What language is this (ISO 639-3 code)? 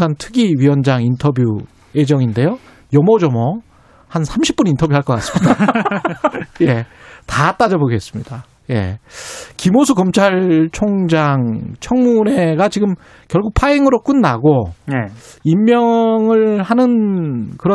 kor